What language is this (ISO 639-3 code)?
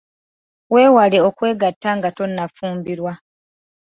lug